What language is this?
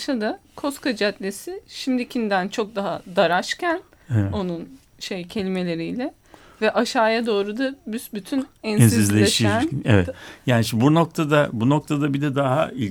Turkish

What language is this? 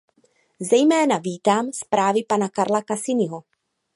Czech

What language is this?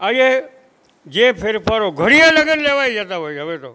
Gujarati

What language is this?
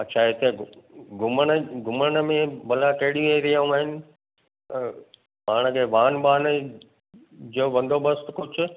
Sindhi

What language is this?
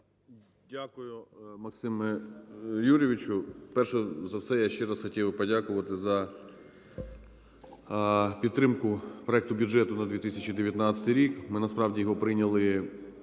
Ukrainian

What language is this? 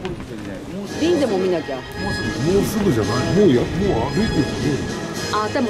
Japanese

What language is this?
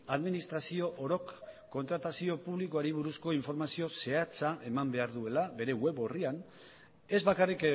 Basque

